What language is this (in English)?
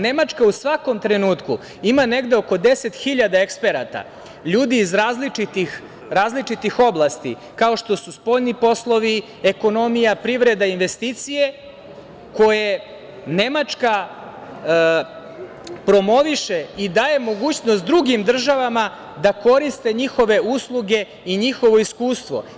Serbian